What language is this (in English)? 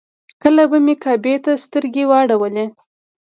Pashto